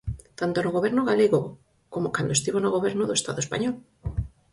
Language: Galician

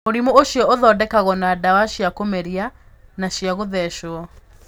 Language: Kikuyu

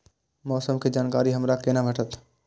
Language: Maithili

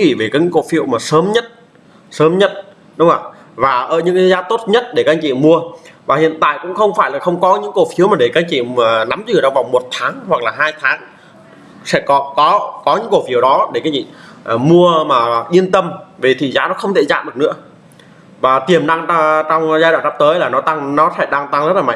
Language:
Vietnamese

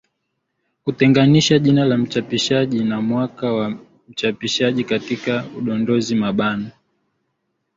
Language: Swahili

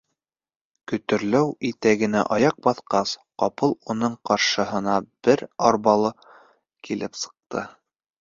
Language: Bashkir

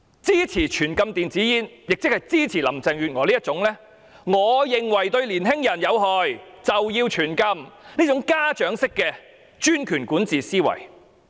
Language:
Cantonese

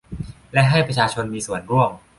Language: Thai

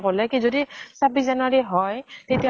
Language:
Assamese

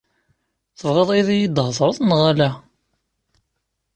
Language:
Kabyle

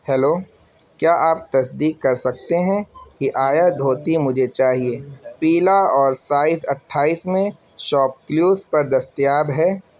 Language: Urdu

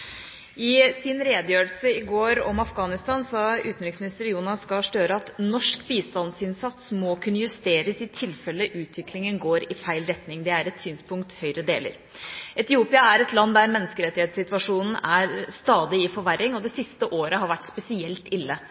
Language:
Norwegian Bokmål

